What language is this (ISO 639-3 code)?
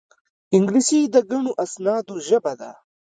pus